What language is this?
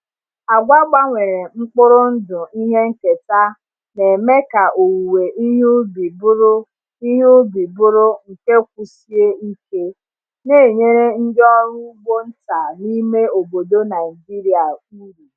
Igbo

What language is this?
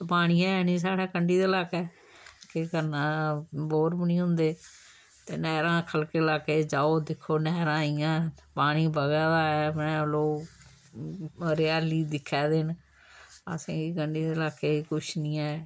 Dogri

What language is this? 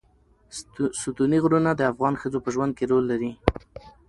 Pashto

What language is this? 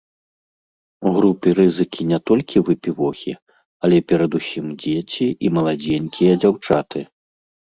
Belarusian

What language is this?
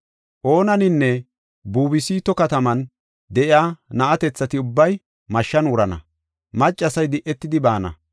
Gofa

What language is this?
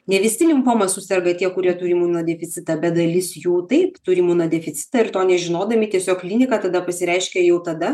Lithuanian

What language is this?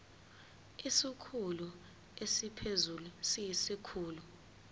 Zulu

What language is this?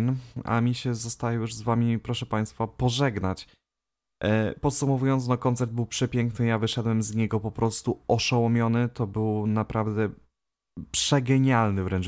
Polish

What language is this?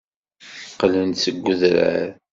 Kabyle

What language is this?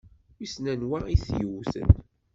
Kabyle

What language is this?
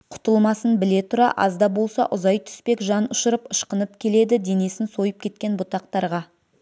Kazakh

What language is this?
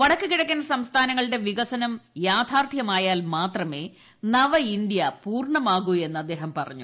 Malayalam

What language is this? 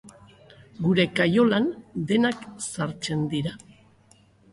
Basque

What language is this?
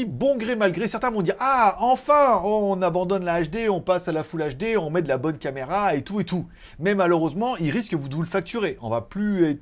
French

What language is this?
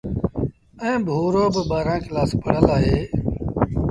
Sindhi Bhil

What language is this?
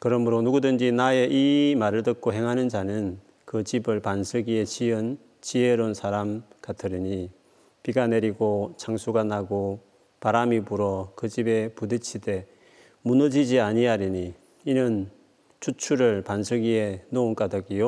Korean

